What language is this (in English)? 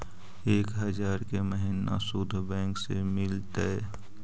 Magahi